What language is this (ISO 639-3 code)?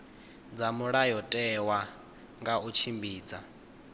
ven